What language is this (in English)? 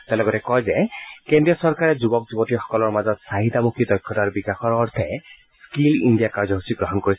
Assamese